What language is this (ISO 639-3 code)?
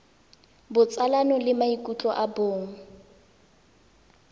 tsn